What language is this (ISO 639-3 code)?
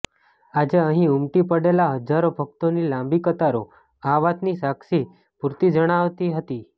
guj